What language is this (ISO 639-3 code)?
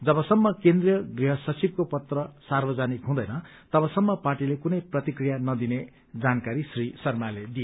nep